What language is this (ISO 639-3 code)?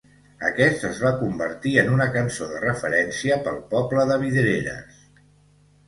cat